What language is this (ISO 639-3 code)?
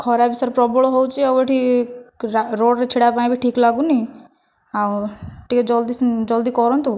ori